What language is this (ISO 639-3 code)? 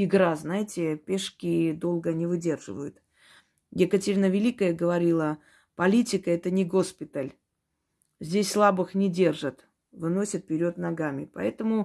rus